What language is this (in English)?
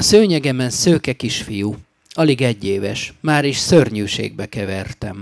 Hungarian